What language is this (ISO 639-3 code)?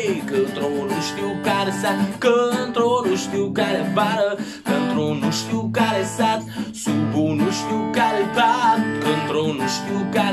ron